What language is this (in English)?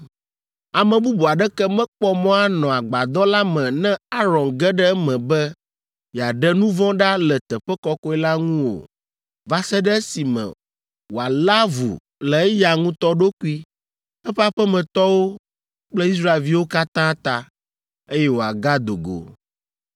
Ewe